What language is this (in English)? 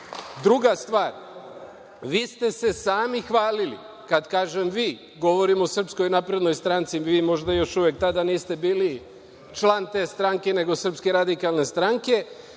Serbian